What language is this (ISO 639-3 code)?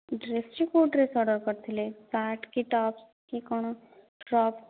ori